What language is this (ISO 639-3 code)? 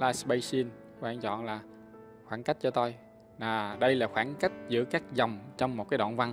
vie